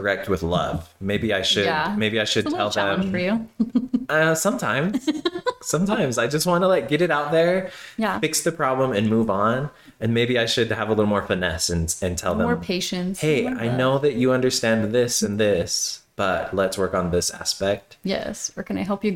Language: English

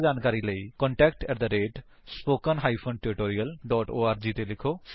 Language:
Punjabi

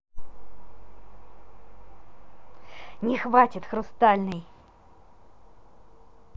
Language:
Russian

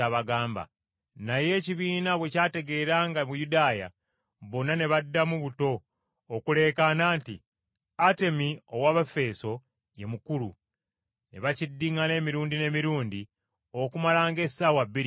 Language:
Ganda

